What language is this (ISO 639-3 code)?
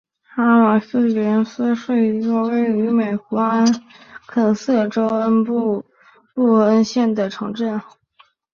zho